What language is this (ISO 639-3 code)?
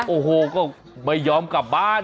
tha